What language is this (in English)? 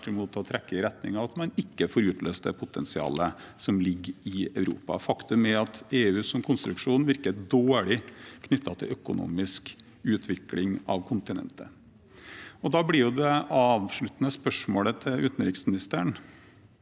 Norwegian